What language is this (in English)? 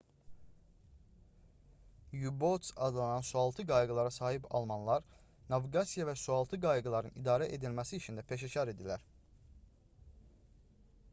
Azerbaijani